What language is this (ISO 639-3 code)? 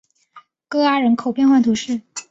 zho